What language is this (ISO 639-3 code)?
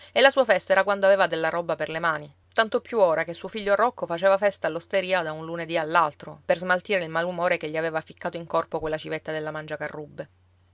ita